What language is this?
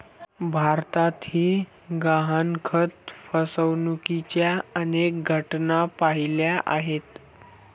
Marathi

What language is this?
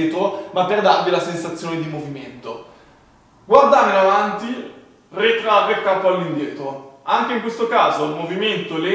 Italian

